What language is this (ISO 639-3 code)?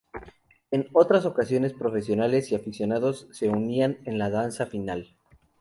spa